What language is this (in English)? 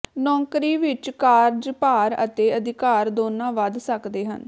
Punjabi